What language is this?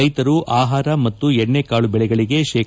Kannada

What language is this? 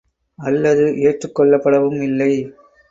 Tamil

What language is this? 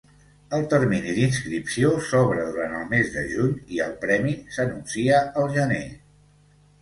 Catalan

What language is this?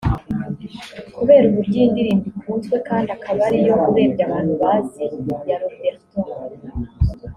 Kinyarwanda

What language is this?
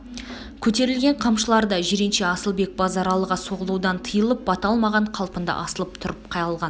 Kazakh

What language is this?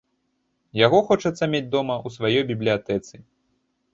Belarusian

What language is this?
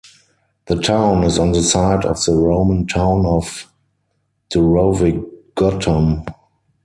English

